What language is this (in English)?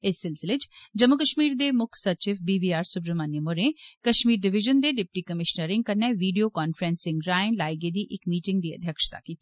Dogri